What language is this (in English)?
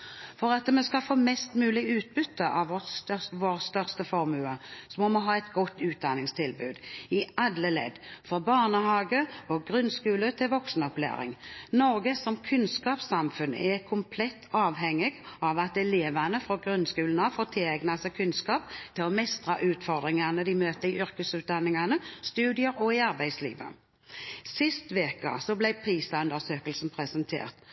Norwegian Bokmål